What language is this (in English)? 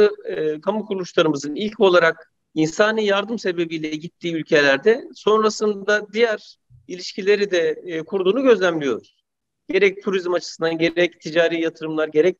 Turkish